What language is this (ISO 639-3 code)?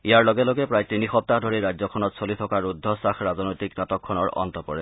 asm